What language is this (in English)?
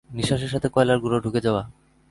Bangla